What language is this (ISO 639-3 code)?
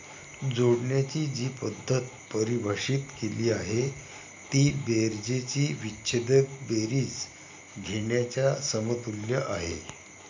mar